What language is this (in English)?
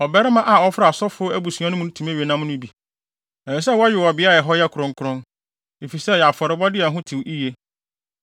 Akan